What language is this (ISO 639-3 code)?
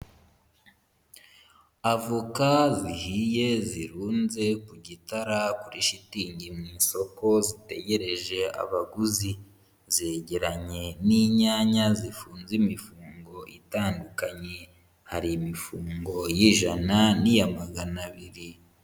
kin